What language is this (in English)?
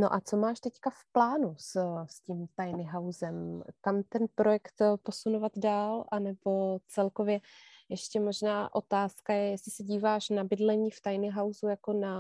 Czech